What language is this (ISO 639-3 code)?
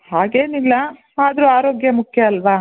kan